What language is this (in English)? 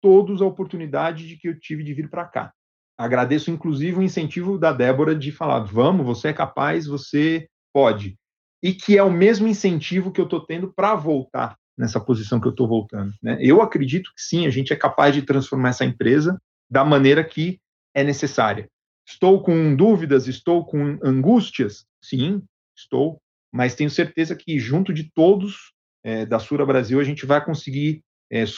Portuguese